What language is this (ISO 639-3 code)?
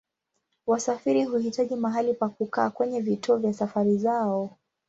swa